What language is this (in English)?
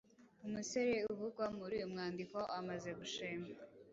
Kinyarwanda